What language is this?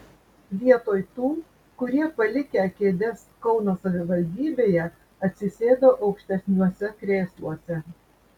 Lithuanian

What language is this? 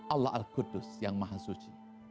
Indonesian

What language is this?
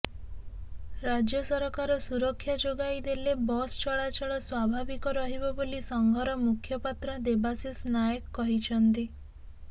Odia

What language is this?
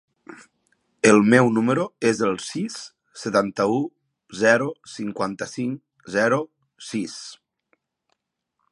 Catalan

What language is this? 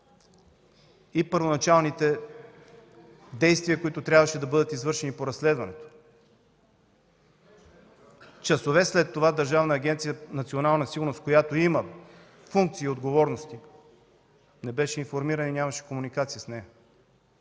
Bulgarian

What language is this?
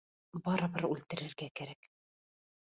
Bashkir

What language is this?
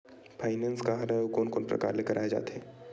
Chhattisgarhi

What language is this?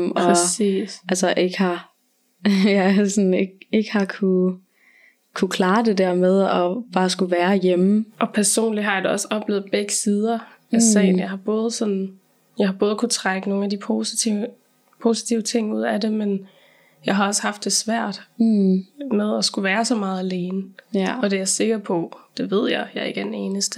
Danish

